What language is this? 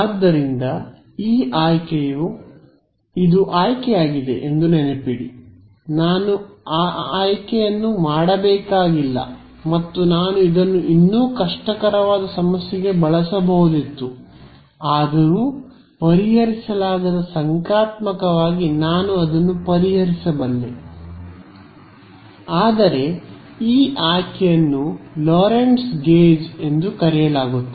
Kannada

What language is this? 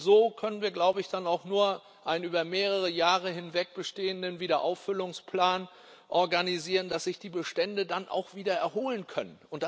German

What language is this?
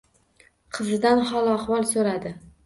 Uzbek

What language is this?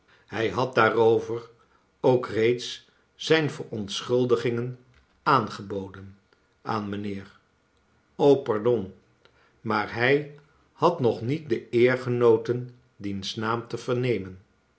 Dutch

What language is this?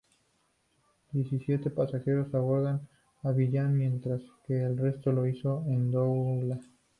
Spanish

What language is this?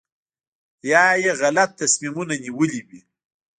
Pashto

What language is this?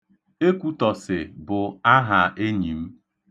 Igbo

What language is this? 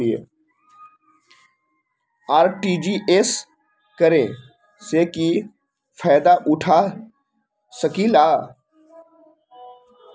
Magahi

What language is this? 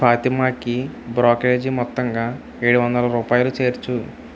Telugu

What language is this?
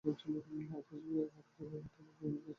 Bangla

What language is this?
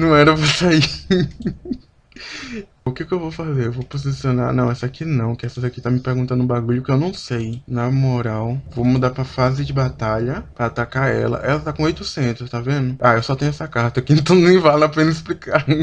Portuguese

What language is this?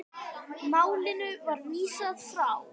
Icelandic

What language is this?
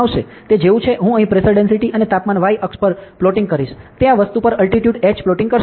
Gujarati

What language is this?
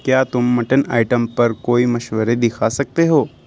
Urdu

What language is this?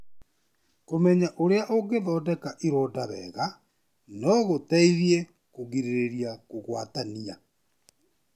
Kikuyu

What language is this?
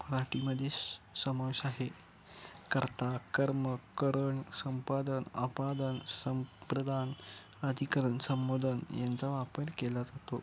Marathi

